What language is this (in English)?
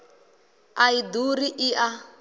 Venda